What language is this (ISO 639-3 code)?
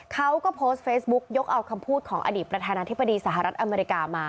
tha